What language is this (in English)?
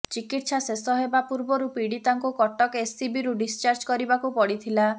Odia